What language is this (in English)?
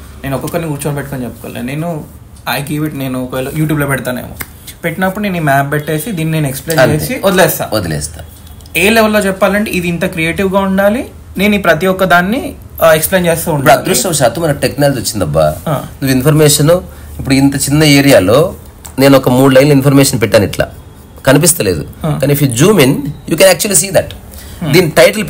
Telugu